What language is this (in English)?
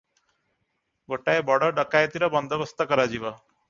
Odia